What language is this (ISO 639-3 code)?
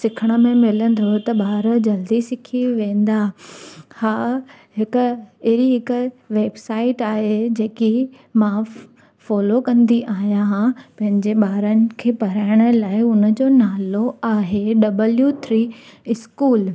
snd